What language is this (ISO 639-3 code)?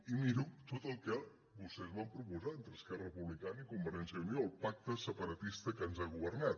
cat